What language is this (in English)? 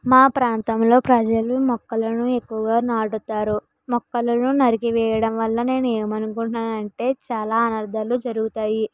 Telugu